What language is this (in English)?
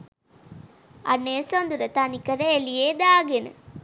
Sinhala